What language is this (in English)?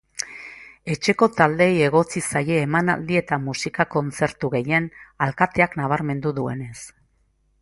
Basque